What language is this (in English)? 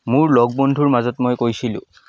Assamese